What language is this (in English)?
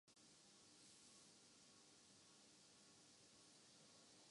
Urdu